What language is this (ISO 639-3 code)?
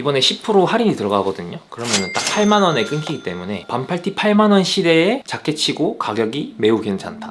kor